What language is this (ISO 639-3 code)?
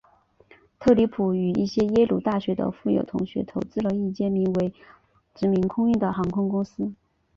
zho